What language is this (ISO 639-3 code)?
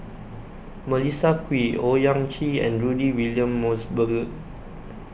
eng